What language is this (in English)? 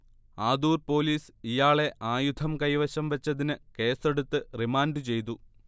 Malayalam